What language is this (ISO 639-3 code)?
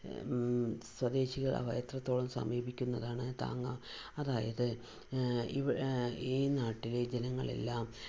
mal